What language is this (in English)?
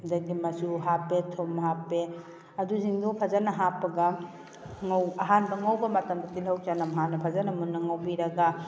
Manipuri